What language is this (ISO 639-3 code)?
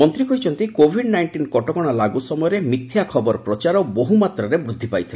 ori